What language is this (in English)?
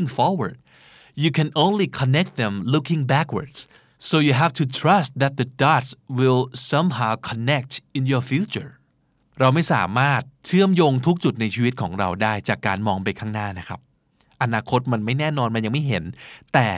Thai